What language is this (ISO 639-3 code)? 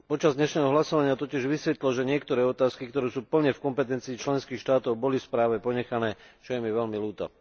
slk